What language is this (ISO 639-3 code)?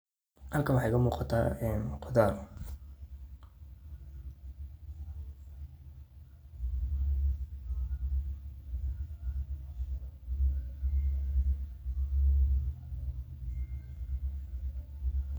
som